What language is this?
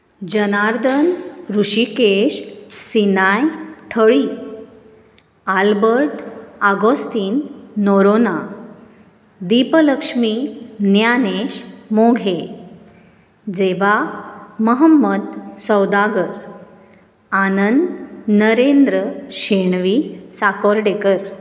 Konkani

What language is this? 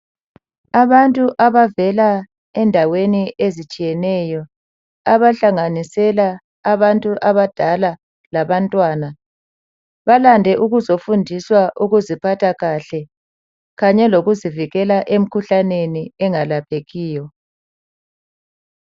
North Ndebele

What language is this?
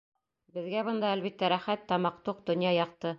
Bashkir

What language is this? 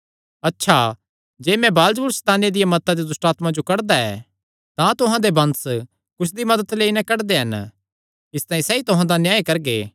Kangri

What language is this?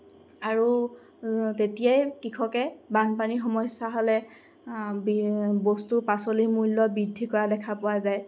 Assamese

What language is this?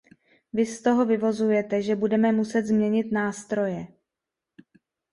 Czech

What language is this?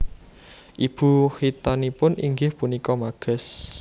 Javanese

